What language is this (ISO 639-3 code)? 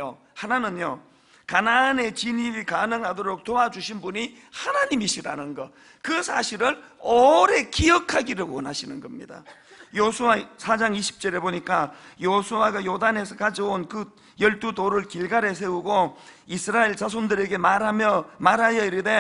kor